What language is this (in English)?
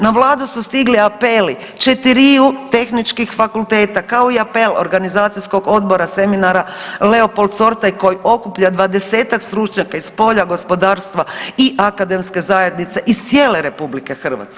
Croatian